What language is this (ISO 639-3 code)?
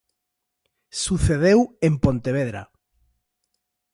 glg